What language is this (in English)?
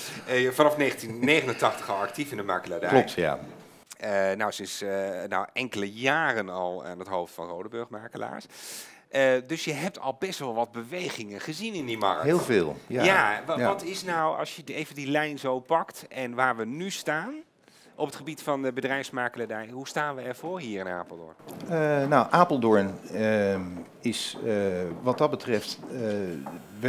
Dutch